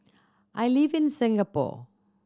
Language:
English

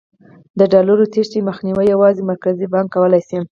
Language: Pashto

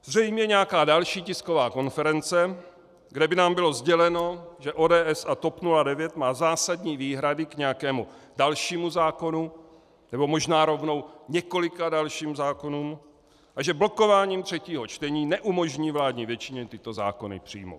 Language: Czech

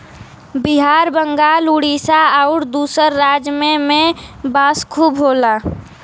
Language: Bhojpuri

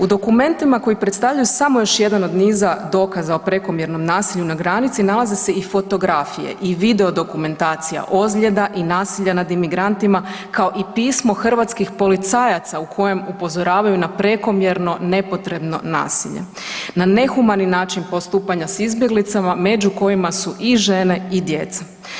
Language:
Croatian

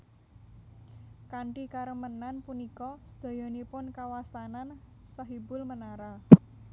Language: Javanese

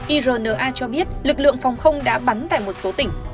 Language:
Vietnamese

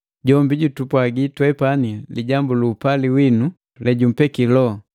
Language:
Matengo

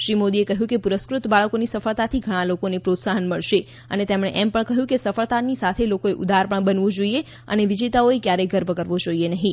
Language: Gujarati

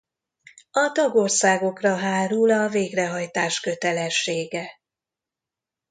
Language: Hungarian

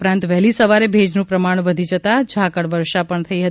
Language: Gujarati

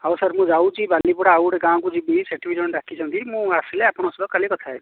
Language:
Odia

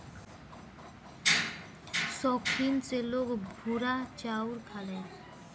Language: Bhojpuri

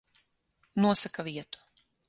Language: Latvian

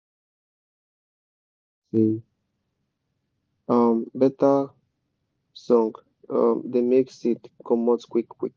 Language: Nigerian Pidgin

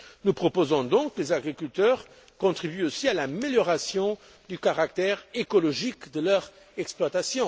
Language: French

